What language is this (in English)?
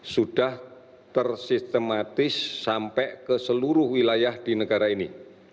Indonesian